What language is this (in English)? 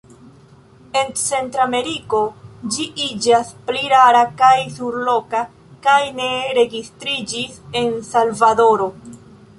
Esperanto